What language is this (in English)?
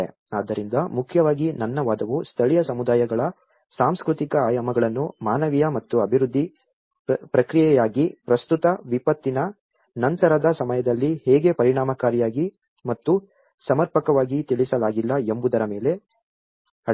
Kannada